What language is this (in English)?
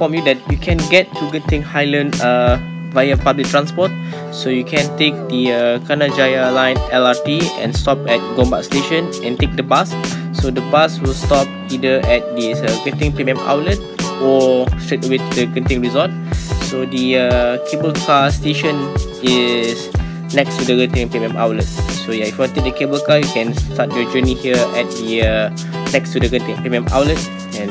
English